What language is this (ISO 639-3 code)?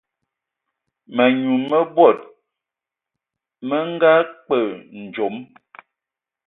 ewo